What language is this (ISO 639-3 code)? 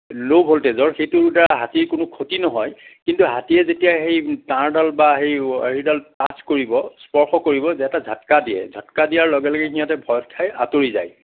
asm